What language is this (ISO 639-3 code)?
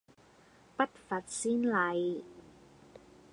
yue